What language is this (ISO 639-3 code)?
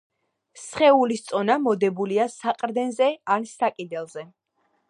kat